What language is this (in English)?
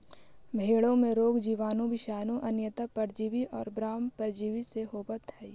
Magahi